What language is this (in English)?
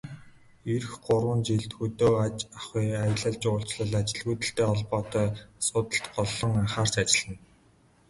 Mongolian